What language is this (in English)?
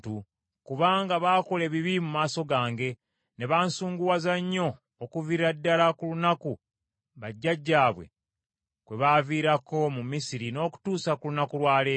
Ganda